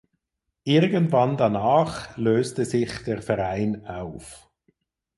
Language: German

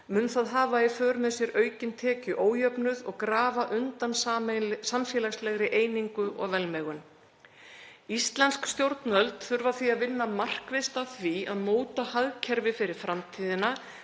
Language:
Icelandic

